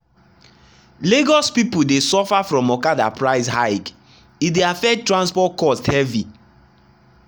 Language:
Nigerian Pidgin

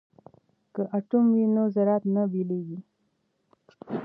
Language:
Pashto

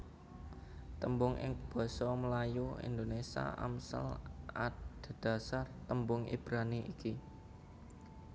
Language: Javanese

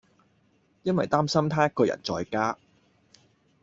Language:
Cantonese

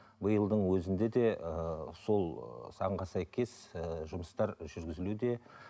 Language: Kazakh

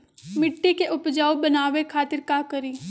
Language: Magahi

